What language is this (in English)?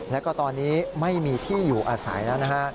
Thai